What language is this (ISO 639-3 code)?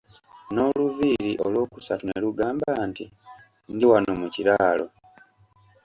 lug